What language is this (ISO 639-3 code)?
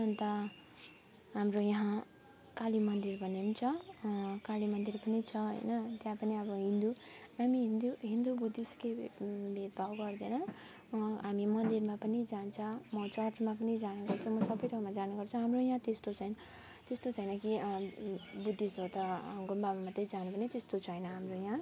nep